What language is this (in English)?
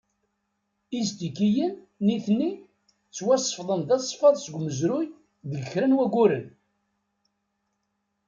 Kabyle